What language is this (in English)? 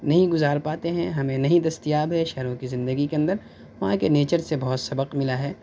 Urdu